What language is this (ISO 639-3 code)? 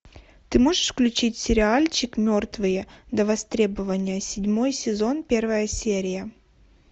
rus